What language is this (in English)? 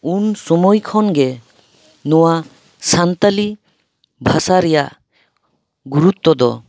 Santali